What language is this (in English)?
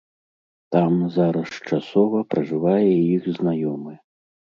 Belarusian